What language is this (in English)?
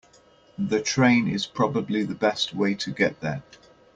English